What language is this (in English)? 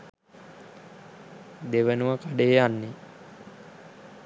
Sinhala